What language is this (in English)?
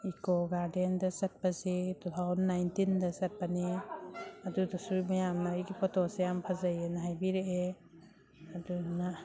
Manipuri